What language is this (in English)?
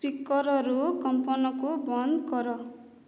Odia